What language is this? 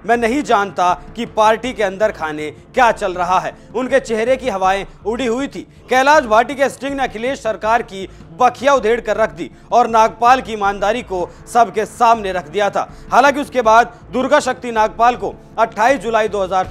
Hindi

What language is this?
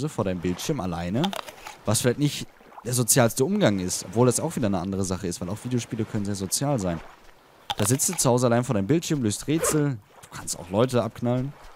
German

